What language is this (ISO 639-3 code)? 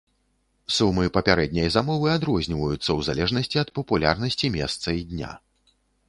bel